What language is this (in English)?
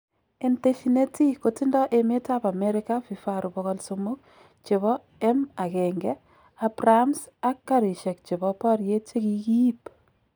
Kalenjin